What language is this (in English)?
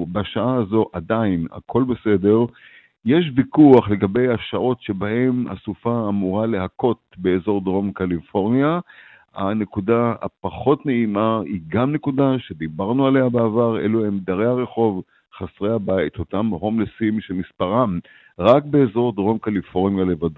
Hebrew